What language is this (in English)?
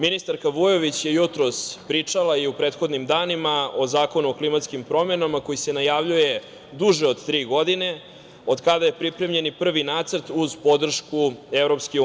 Serbian